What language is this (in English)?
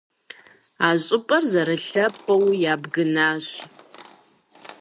Kabardian